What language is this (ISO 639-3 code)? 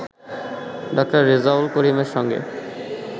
ben